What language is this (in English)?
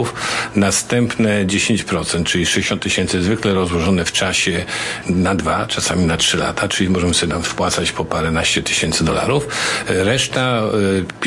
Polish